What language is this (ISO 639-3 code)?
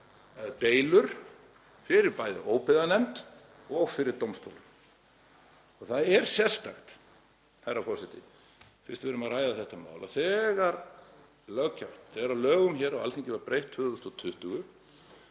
isl